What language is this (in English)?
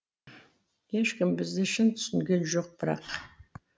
Kazakh